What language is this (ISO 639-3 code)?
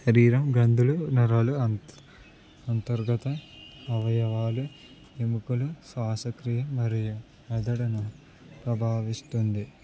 tel